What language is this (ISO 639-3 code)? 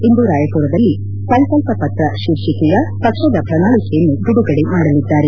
kan